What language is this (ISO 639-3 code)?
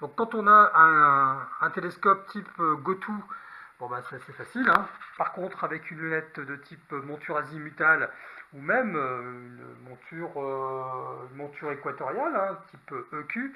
fra